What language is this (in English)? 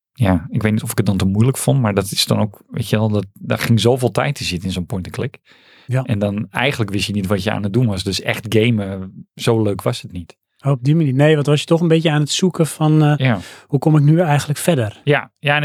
Dutch